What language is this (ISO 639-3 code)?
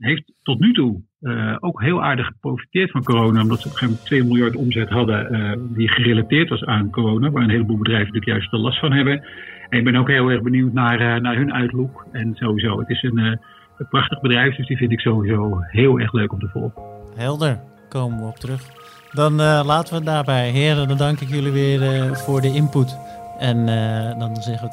nld